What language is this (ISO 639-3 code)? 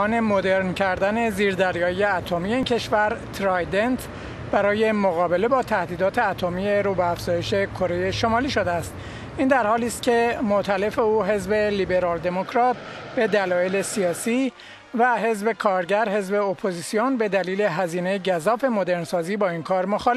fas